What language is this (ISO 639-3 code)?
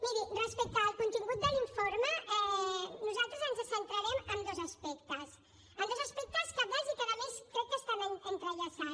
cat